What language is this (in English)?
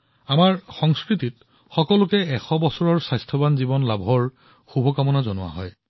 Assamese